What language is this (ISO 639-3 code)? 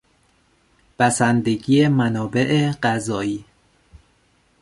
fas